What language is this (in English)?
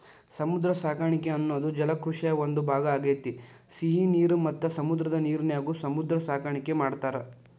Kannada